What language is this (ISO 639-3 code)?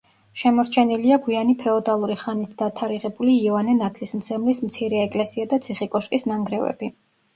kat